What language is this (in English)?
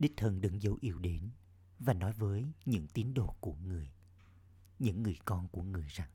Vietnamese